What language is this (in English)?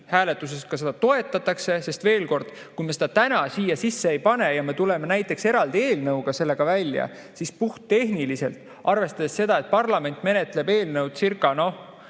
Estonian